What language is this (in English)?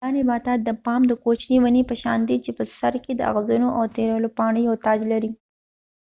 Pashto